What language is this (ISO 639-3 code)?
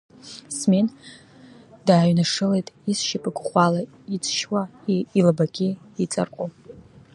abk